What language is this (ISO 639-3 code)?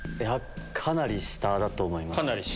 jpn